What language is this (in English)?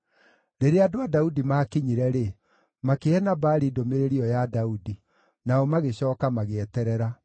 Kikuyu